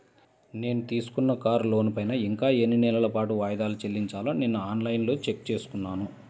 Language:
Telugu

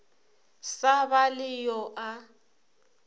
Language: Northern Sotho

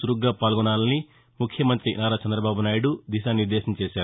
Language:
Telugu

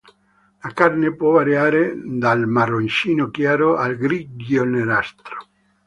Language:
Italian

